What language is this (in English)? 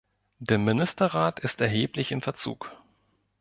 German